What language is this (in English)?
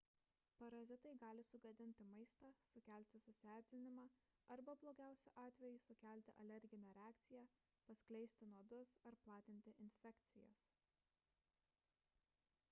Lithuanian